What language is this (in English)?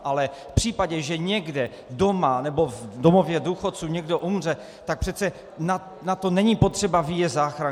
Czech